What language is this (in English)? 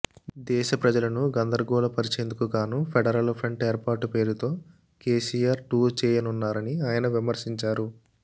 Telugu